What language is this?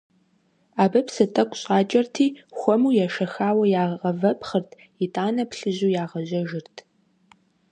Kabardian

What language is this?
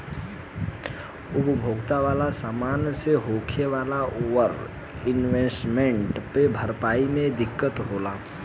Bhojpuri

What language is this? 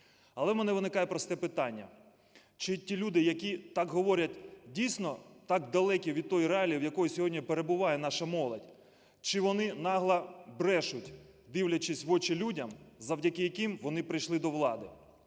Ukrainian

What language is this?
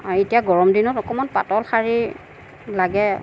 Assamese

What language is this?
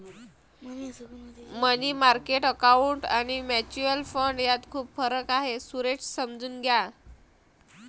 Marathi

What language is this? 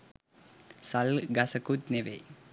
Sinhala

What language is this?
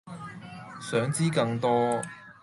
Cantonese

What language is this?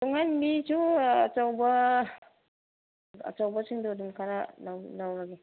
Manipuri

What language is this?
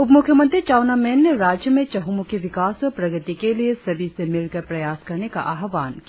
Hindi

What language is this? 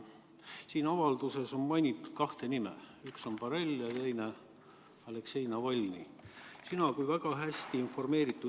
Estonian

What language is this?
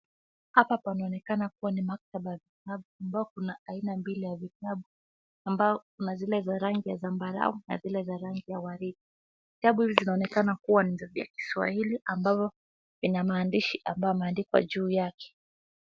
Swahili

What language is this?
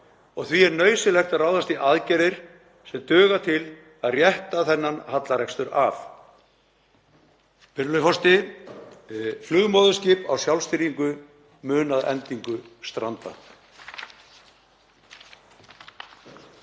Icelandic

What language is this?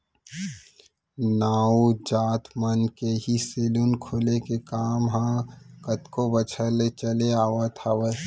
Chhattisgarhi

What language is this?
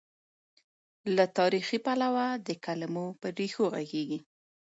Pashto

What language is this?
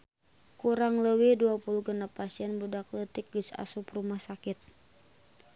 Sundanese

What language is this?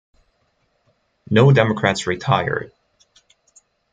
English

